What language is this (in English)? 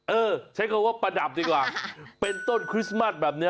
Thai